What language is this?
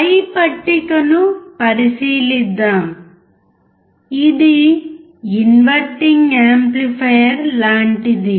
Telugu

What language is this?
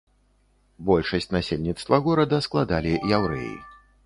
Belarusian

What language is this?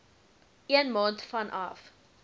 Afrikaans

